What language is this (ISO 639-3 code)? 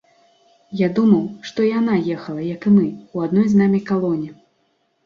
bel